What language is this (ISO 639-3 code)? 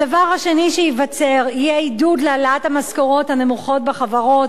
heb